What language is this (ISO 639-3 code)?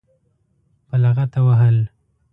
pus